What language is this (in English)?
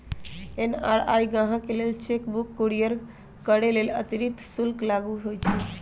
Magahi